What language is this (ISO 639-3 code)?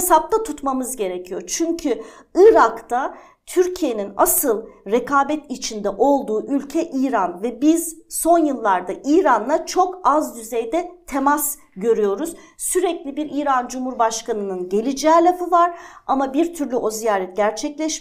tur